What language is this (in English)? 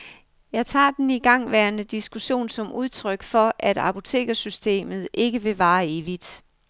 Danish